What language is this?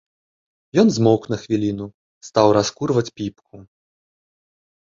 Belarusian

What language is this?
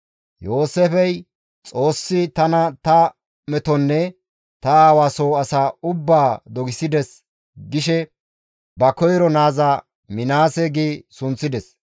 Gamo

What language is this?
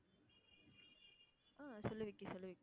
Tamil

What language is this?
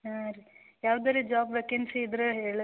Kannada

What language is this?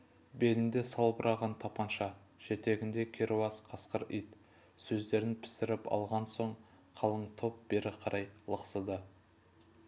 Kazakh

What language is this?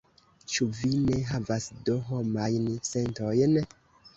Esperanto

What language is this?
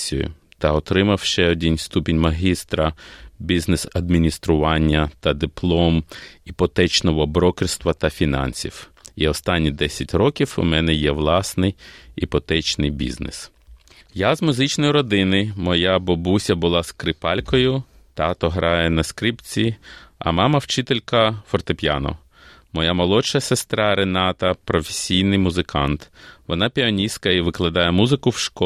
Ukrainian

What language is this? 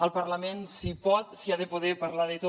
Catalan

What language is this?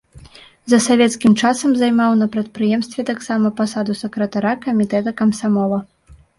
Belarusian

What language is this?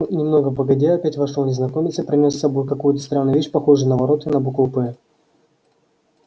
Russian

